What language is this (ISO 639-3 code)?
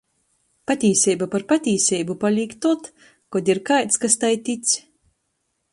ltg